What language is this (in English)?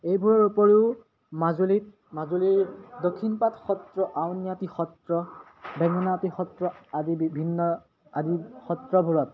Assamese